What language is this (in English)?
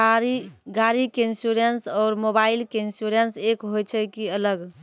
Maithili